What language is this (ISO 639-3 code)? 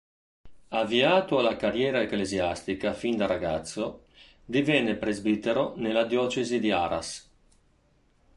ita